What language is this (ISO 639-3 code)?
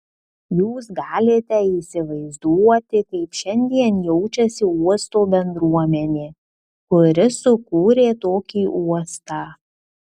lit